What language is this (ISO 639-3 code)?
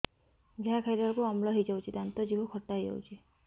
ori